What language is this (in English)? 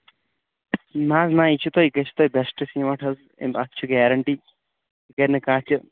Kashmiri